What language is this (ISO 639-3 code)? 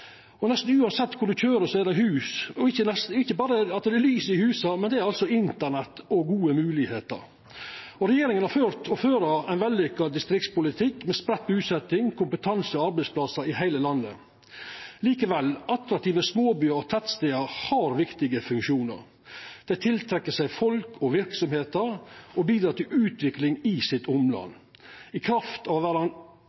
nno